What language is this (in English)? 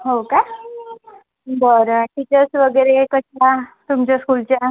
Marathi